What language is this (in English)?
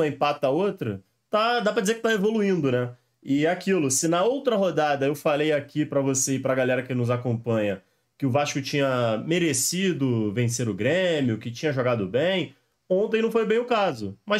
Portuguese